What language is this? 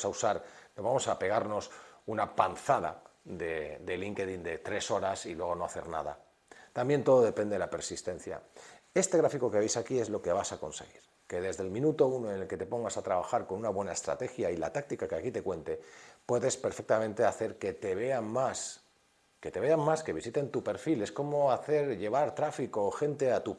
Spanish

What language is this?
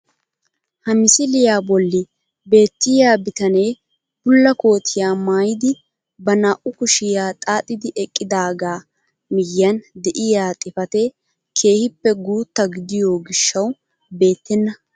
Wolaytta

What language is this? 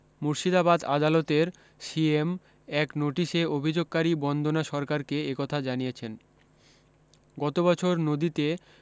Bangla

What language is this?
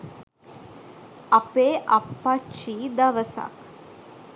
Sinhala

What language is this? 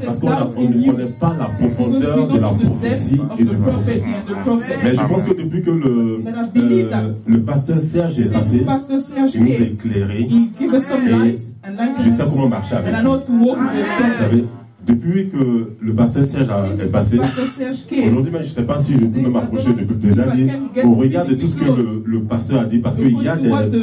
French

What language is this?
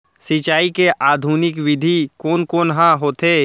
Chhattisgarhi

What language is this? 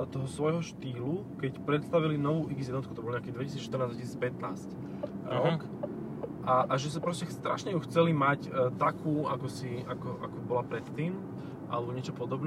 Slovak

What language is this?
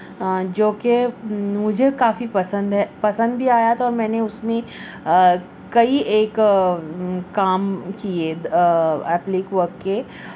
Urdu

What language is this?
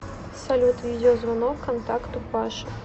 Russian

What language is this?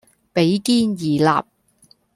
Cantonese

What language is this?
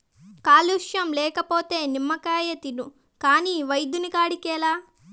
Telugu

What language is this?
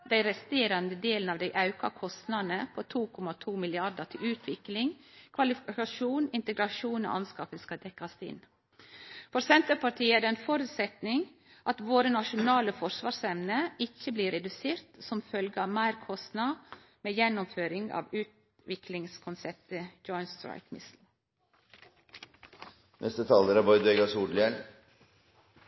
Norwegian Nynorsk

